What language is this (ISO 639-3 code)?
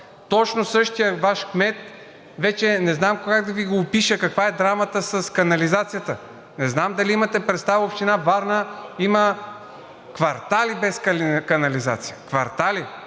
bul